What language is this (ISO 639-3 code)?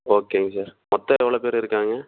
tam